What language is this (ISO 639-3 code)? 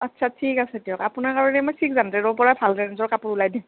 asm